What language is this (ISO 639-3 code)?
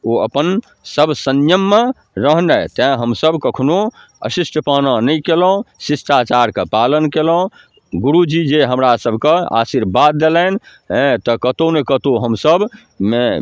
mai